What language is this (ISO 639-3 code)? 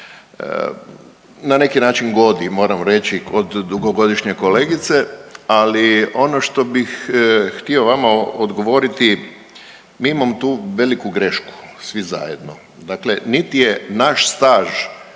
hrv